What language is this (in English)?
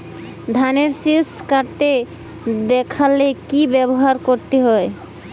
Bangla